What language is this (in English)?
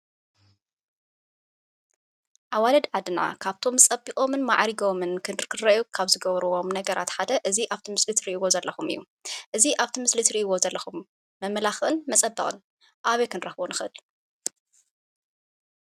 Tigrinya